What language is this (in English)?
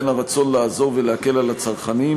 Hebrew